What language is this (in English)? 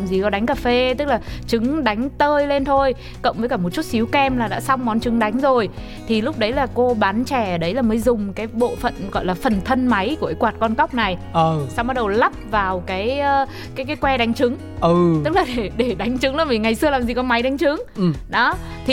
Vietnamese